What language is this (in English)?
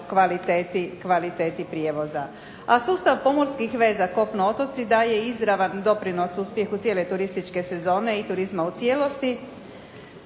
Croatian